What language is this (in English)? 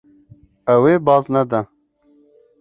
Kurdish